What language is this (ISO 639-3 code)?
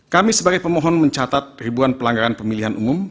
ind